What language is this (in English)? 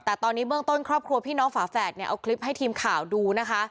Thai